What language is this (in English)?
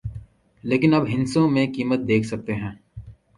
Urdu